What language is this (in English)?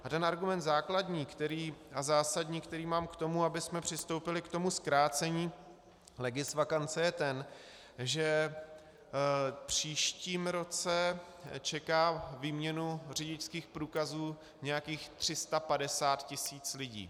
Czech